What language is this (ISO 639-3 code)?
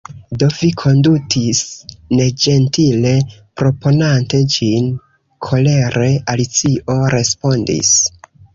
epo